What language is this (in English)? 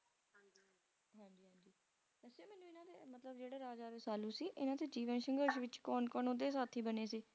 Punjabi